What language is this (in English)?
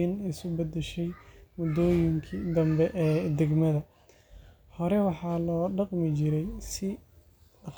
Somali